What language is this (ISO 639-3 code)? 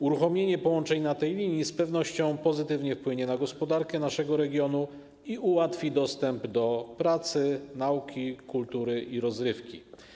pol